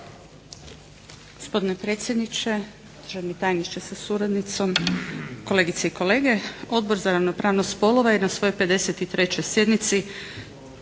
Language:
Croatian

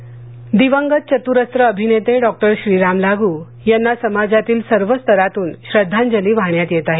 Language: Marathi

